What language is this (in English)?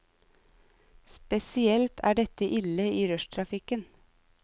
Norwegian